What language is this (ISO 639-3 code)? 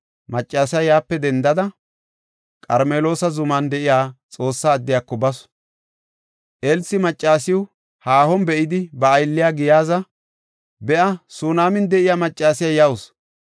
gof